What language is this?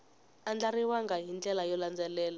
Tsonga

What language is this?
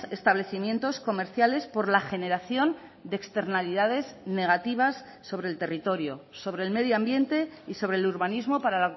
Spanish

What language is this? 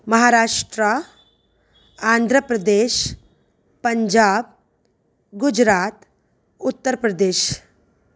Sindhi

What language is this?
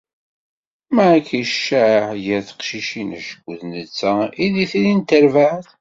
Kabyle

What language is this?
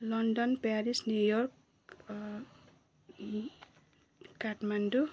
Nepali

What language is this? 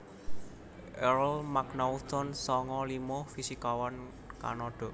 Javanese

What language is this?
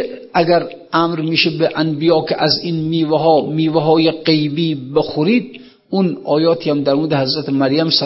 Persian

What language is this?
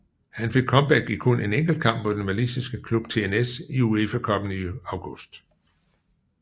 Danish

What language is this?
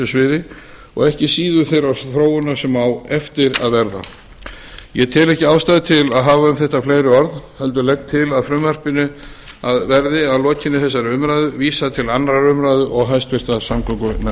Icelandic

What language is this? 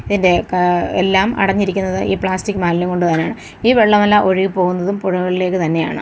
Malayalam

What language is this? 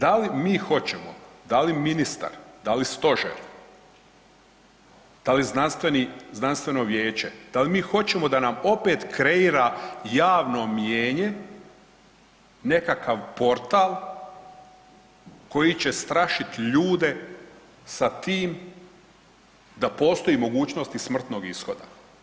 Croatian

